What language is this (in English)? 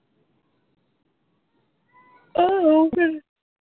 Punjabi